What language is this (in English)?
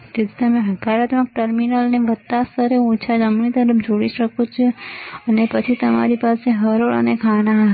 Gujarati